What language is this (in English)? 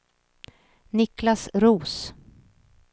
Swedish